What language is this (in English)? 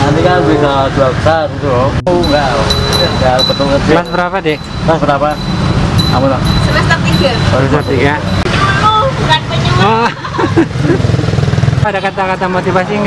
Indonesian